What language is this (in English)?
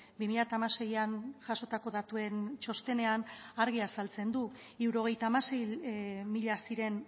Basque